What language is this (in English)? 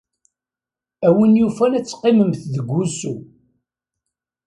Kabyle